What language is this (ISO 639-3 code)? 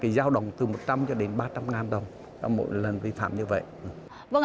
vie